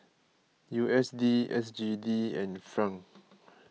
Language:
English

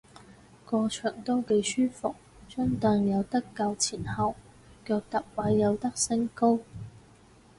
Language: Cantonese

